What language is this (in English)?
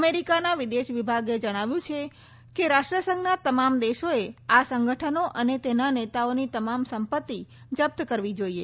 Gujarati